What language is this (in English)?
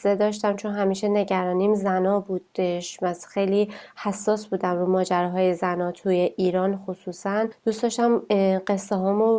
Persian